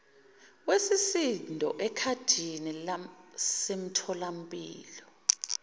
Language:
Zulu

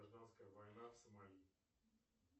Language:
Russian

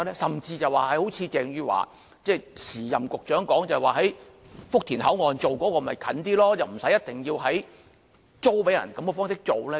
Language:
Cantonese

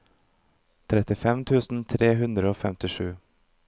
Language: Norwegian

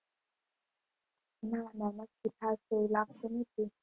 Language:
Gujarati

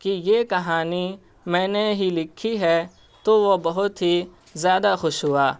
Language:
Urdu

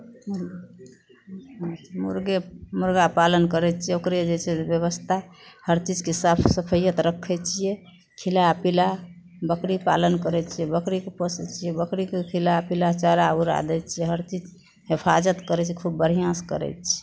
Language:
Maithili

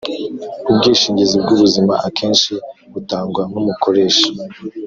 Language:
Kinyarwanda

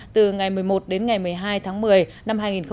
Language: Vietnamese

